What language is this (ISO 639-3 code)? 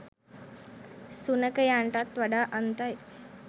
sin